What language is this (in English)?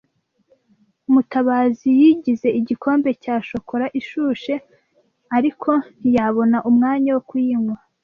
Kinyarwanda